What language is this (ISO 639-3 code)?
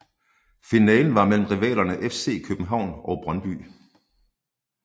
dan